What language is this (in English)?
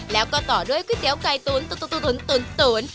Thai